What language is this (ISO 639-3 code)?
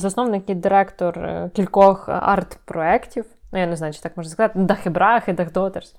ukr